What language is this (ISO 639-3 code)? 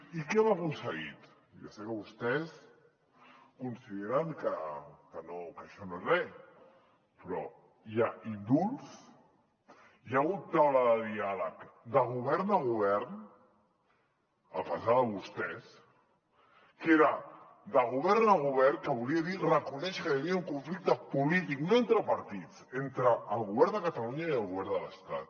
cat